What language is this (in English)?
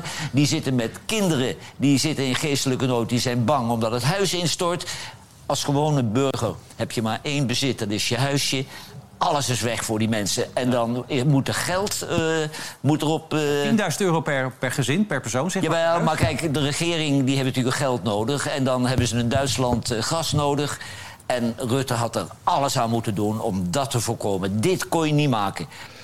Dutch